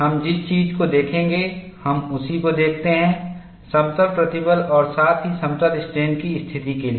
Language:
Hindi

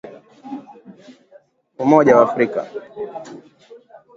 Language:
Swahili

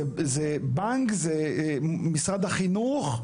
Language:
Hebrew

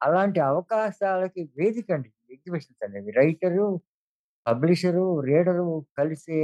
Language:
Telugu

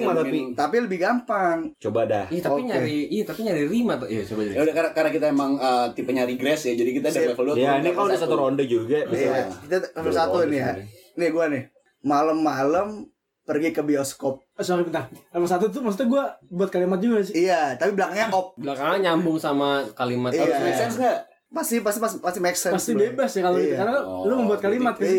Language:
Indonesian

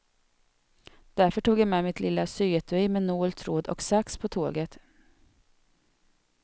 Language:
Swedish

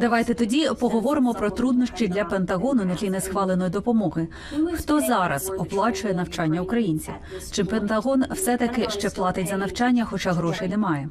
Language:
Ukrainian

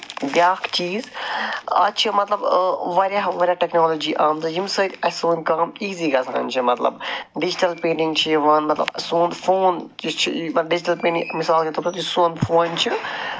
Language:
Kashmiri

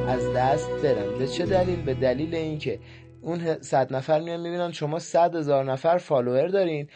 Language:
Persian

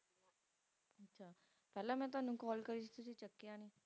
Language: Punjabi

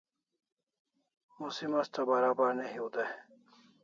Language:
Kalasha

